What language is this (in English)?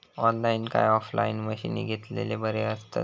Marathi